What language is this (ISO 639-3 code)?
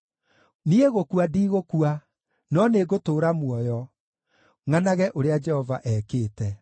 kik